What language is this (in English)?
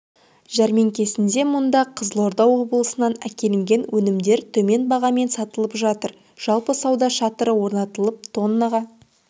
Kazakh